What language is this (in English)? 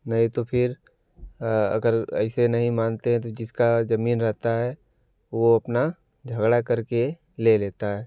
Hindi